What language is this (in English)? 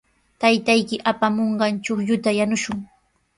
Sihuas Ancash Quechua